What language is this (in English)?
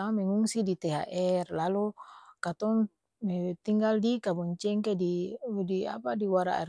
Ambonese Malay